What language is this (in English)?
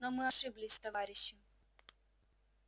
Russian